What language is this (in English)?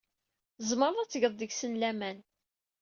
Kabyle